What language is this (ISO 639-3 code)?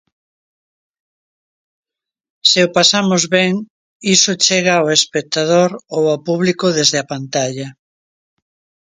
glg